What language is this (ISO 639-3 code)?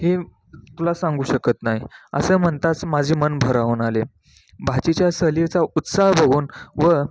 mar